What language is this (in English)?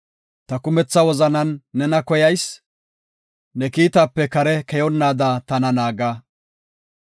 Gofa